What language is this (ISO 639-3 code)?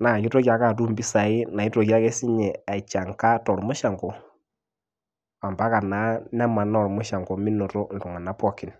mas